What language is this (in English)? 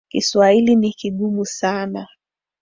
Swahili